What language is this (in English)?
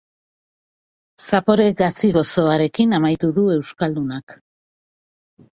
Basque